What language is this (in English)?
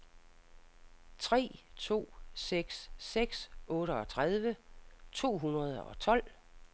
Danish